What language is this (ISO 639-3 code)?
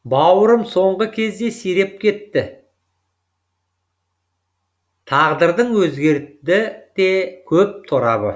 kaz